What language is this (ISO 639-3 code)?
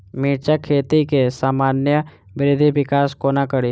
mai